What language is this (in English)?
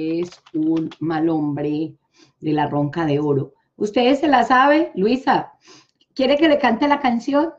Spanish